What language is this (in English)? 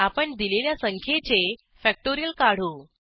Marathi